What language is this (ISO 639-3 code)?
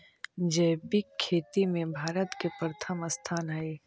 mag